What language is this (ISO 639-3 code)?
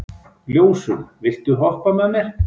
isl